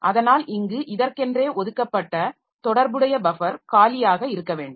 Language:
Tamil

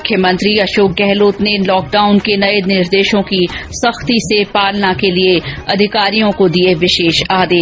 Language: Hindi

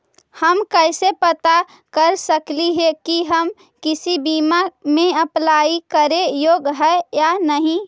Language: Magahi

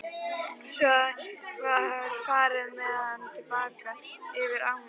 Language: Icelandic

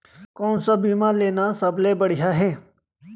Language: Chhattisgarhi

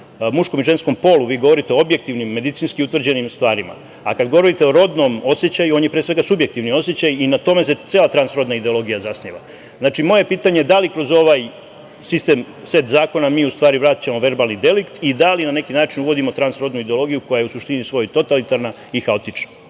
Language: Serbian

